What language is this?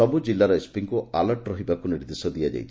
Odia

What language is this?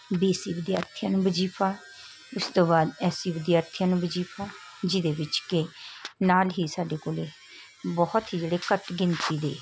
Punjabi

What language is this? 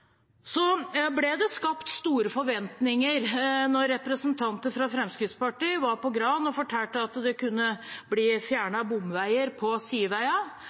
Norwegian Bokmål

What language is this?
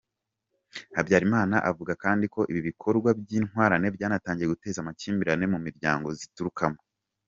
Kinyarwanda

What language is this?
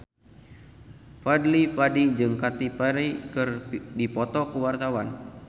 Sundanese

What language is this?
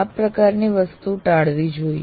Gujarati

